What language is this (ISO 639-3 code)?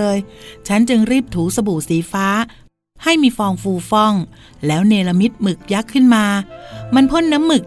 tha